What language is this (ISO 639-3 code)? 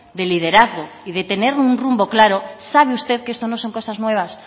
spa